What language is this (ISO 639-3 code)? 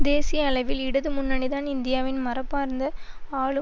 tam